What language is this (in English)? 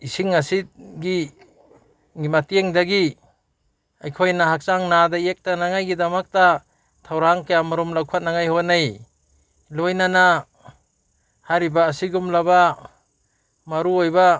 Manipuri